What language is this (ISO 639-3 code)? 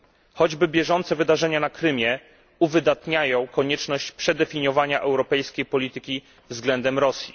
pol